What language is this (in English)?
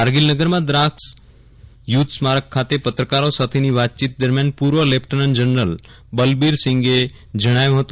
Gujarati